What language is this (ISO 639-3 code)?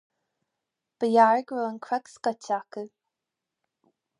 gle